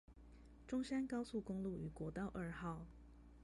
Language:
Chinese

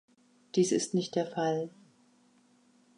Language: German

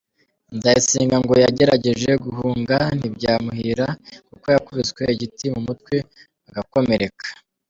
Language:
Kinyarwanda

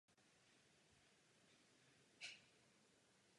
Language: Czech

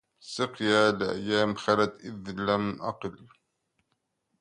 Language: Arabic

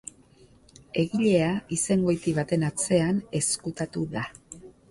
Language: Basque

